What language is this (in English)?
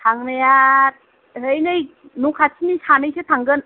Bodo